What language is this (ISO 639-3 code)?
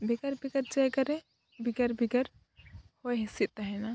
sat